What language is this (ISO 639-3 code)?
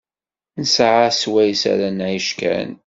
kab